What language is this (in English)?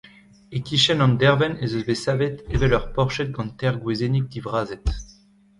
Breton